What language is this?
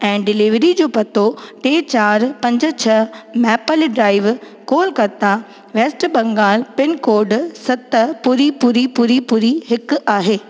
Sindhi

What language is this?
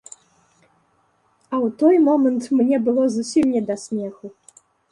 Belarusian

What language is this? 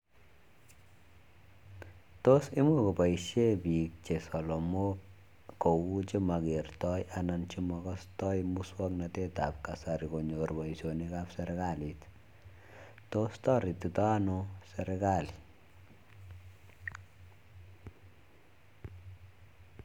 Kalenjin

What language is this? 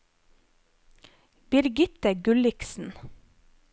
Norwegian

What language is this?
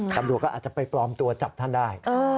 Thai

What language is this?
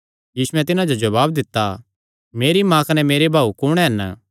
Kangri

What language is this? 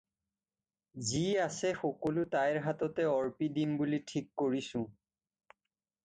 Assamese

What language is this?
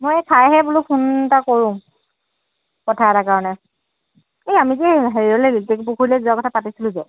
Assamese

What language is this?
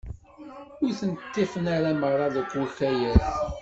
Kabyle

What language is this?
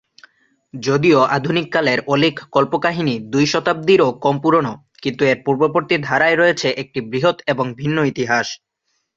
Bangla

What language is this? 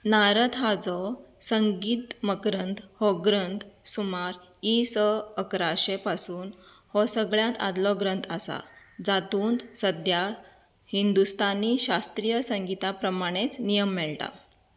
Konkani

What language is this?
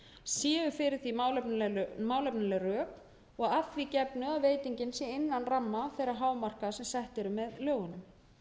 Icelandic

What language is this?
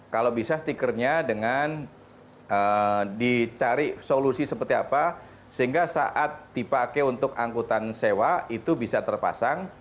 Indonesian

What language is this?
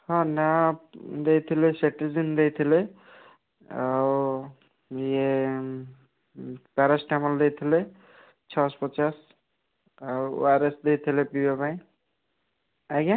Odia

